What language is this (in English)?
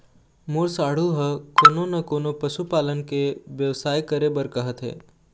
Chhattisgarhi